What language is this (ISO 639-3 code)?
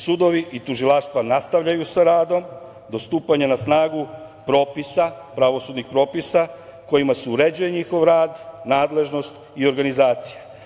srp